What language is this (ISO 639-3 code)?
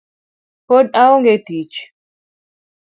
luo